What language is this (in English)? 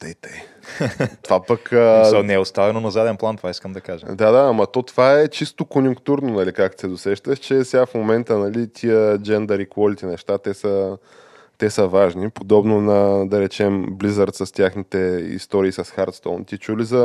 Bulgarian